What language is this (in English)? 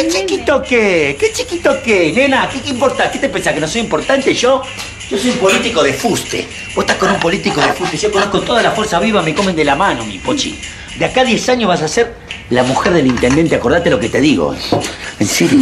Spanish